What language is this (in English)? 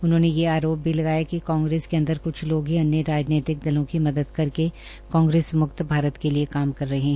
Hindi